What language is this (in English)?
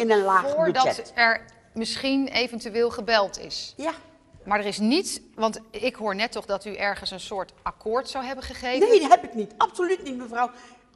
Dutch